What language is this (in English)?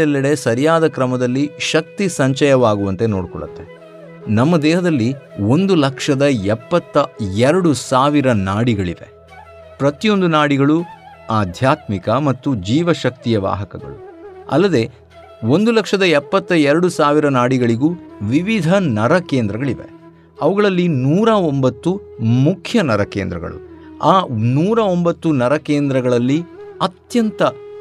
Kannada